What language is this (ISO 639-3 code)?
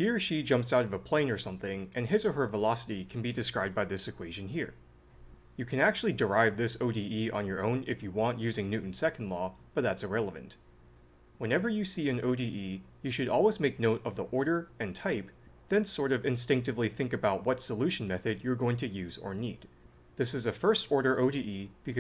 eng